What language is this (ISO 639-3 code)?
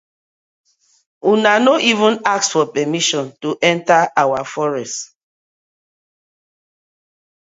pcm